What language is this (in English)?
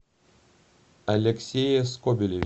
Russian